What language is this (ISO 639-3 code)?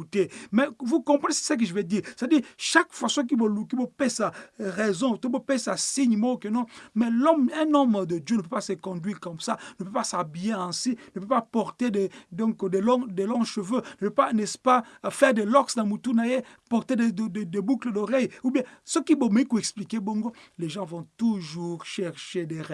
fra